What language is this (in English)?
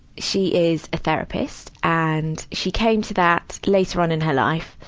English